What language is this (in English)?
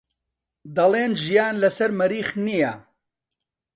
Central Kurdish